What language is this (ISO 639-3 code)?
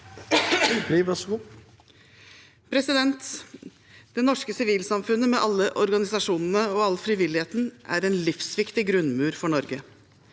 nor